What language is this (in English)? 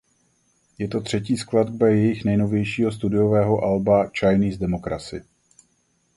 Czech